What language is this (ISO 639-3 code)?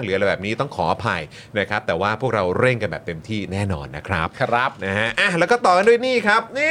tha